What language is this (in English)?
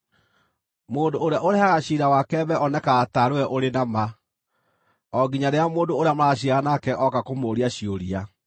Kikuyu